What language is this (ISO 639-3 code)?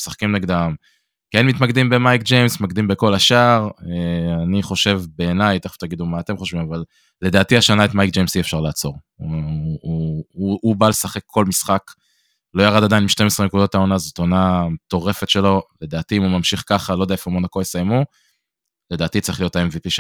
heb